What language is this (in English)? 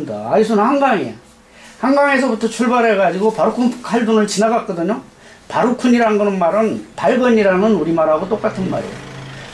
Korean